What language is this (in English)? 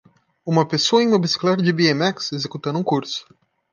Portuguese